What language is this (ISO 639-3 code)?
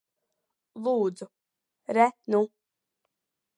lav